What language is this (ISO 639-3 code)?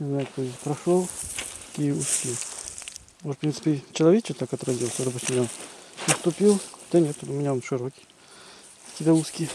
rus